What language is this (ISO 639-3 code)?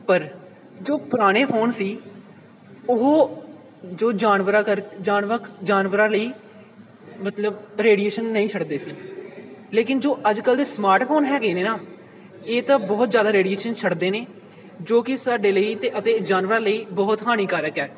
pan